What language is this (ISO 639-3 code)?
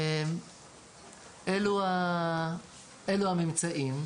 heb